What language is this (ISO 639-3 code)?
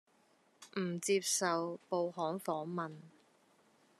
yue